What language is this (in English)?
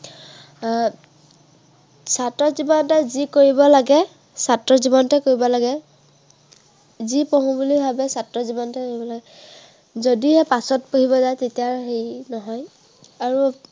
Assamese